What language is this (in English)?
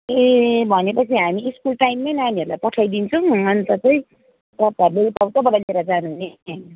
Nepali